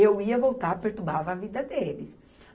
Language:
Portuguese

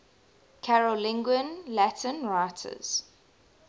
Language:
English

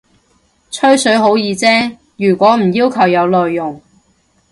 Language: Cantonese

